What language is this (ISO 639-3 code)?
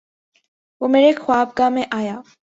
urd